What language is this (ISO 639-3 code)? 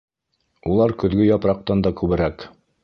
bak